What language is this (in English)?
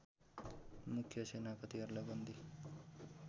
Nepali